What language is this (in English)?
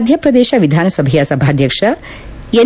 Kannada